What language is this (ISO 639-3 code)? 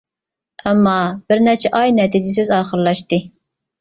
uig